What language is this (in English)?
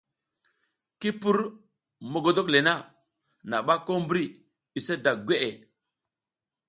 South Giziga